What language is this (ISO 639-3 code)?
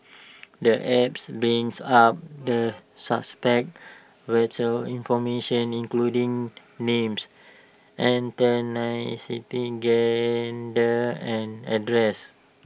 eng